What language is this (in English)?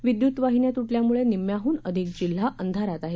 Marathi